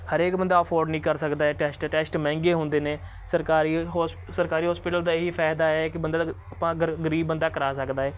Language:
Punjabi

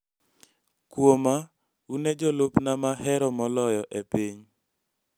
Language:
Luo (Kenya and Tanzania)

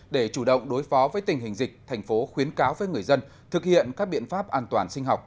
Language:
Vietnamese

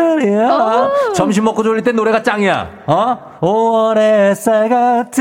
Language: Korean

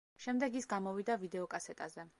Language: Georgian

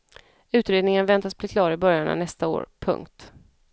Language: Swedish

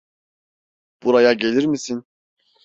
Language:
Turkish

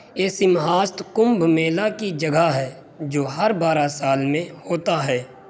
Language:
Urdu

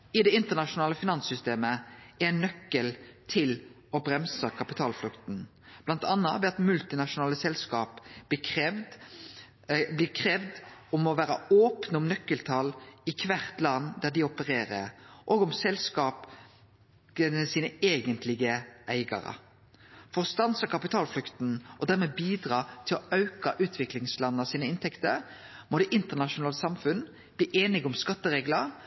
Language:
Norwegian Nynorsk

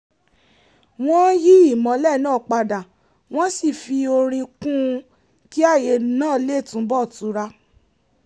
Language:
Yoruba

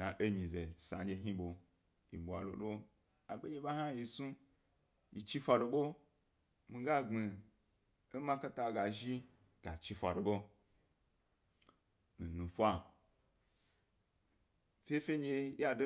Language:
Gbari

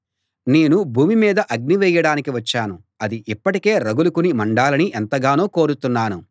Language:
Telugu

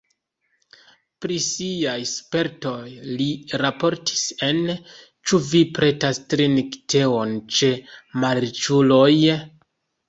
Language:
Esperanto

